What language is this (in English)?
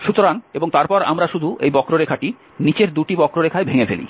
Bangla